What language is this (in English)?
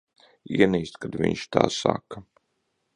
Latvian